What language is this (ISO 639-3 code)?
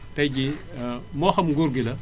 wol